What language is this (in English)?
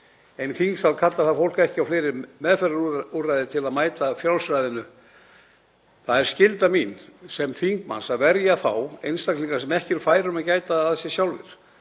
Icelandic